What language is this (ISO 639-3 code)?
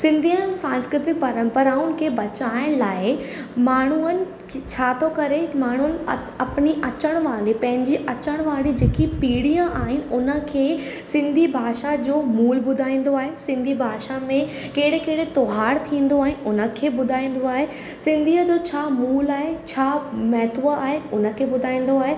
snd